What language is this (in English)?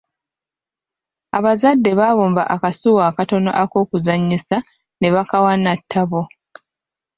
Ganda